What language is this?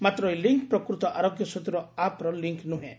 Odia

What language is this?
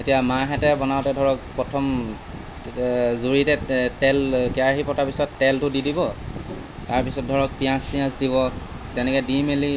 Assamese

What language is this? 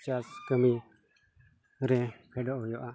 Santali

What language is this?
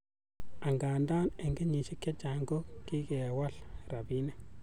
Kalenjin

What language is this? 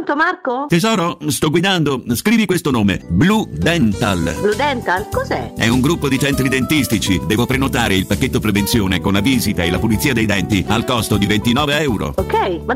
Italian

